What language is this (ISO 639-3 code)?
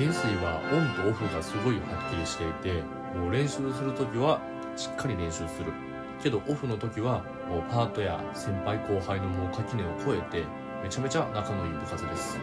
jpn